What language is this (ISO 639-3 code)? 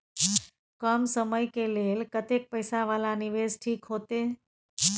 mai